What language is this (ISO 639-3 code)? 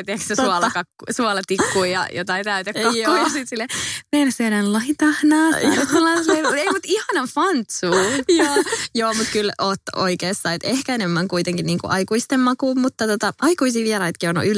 fin